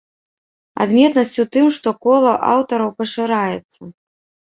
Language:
Belarusian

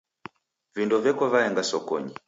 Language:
Taita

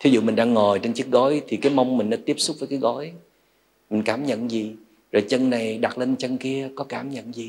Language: Vietnamese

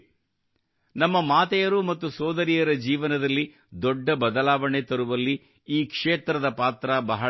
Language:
Kannada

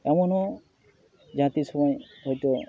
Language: Santali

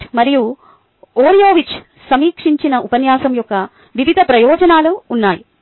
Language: Telugu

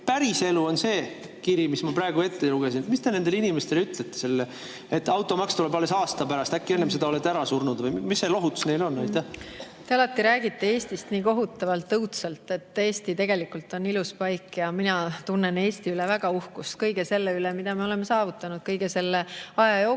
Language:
Estonian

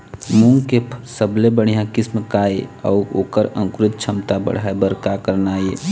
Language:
Chhattisgarhi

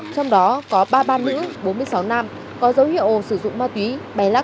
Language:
Vietnamese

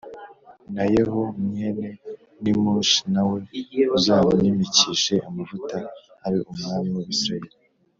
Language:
Kinyarwanda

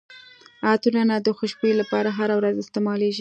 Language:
Pashto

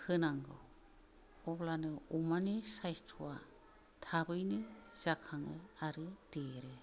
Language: Bodo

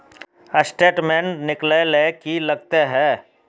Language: Magahi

